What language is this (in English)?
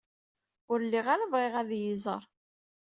Kabyle